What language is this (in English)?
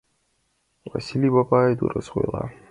Mari